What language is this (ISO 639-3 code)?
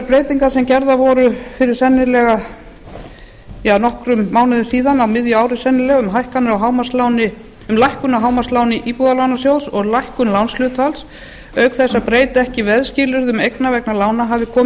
isl